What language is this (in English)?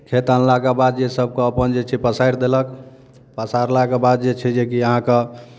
Maithili